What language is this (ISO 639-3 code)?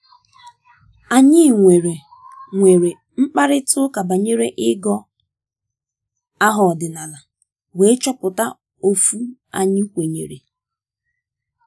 ibo